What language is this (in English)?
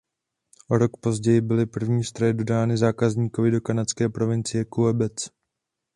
Czech